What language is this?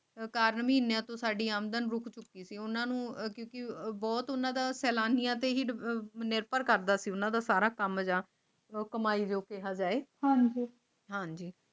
Punjabi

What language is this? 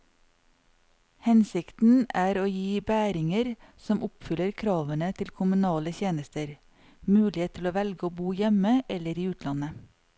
Norwegian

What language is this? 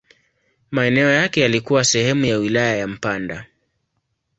Swahili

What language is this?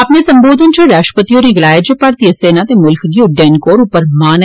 Dogri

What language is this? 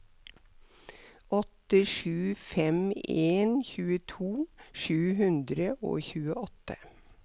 Norwegian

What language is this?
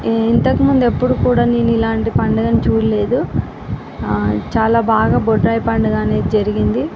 Telugu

